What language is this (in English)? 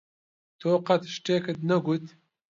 Central Kurdish